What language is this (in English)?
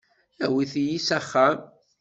Kabyle